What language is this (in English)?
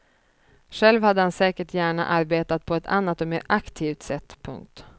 Swedish